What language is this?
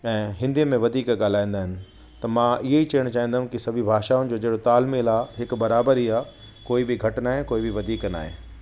Sindhi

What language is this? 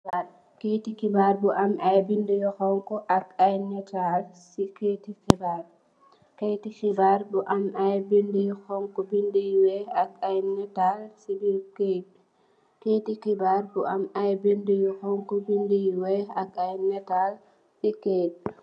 Wolof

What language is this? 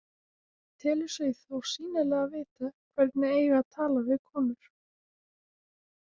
Icelandic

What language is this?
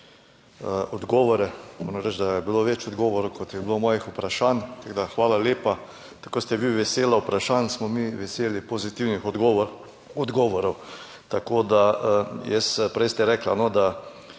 Slovenian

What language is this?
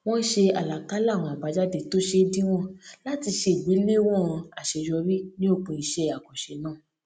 Yoruba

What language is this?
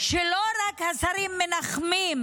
Hebrew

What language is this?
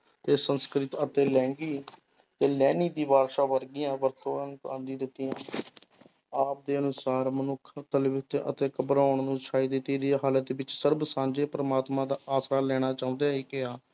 Punjabi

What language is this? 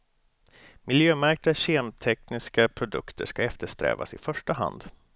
Swedish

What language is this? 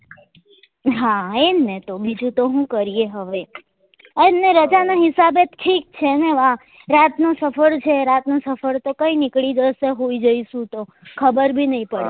Gujarati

